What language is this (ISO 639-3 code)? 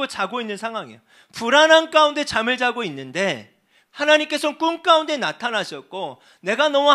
kor